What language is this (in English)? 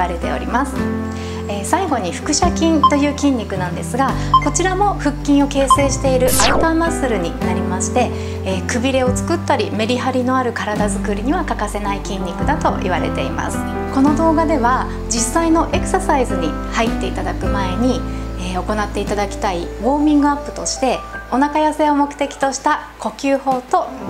Japanese